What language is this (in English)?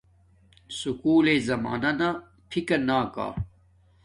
Domaaki